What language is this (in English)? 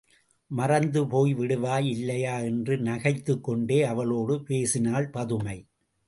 Tamil